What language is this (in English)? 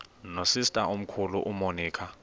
Xhosa